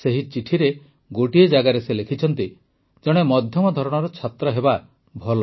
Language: Odia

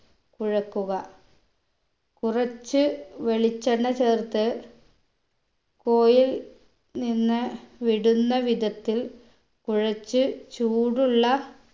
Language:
Malayalam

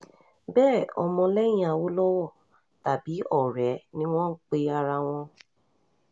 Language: Yoruba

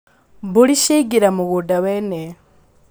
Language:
Kikuyu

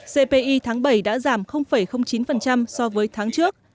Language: Vietnamese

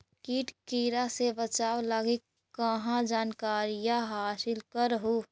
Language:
Magahi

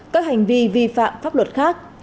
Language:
Vietnamese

